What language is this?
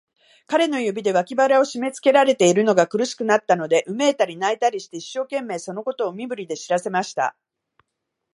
Japanese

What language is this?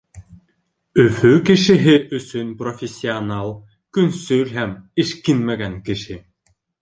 Bashkir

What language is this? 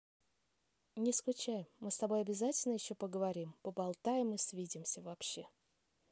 Russian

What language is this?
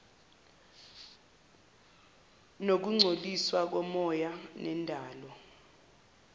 Zulu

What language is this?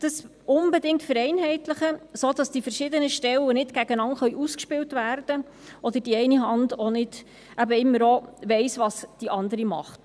Swiss German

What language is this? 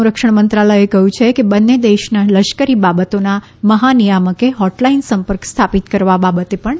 Gujarati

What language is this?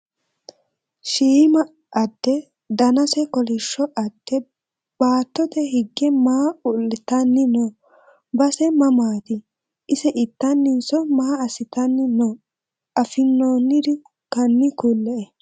Sidamo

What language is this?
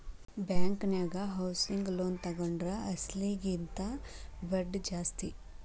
Kannada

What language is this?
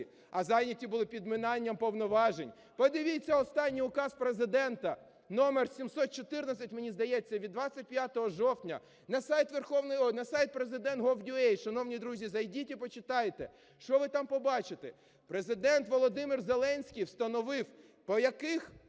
Ukrainian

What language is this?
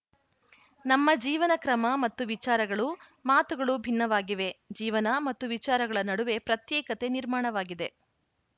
Kannada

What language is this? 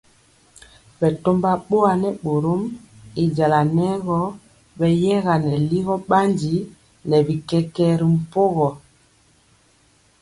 Mpiemo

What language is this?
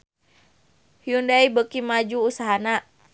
Sundanese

